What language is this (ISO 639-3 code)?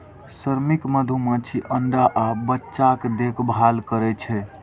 mai